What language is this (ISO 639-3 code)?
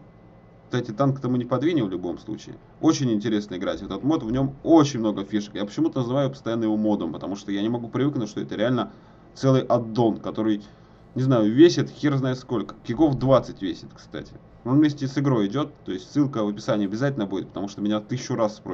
rus